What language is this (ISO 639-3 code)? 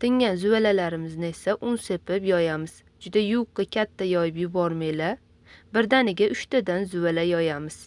uzb